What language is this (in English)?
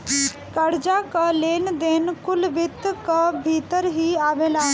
Bhojpuri